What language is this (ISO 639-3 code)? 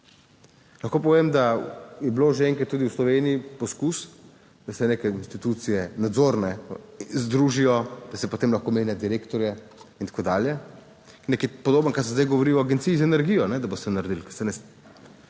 slv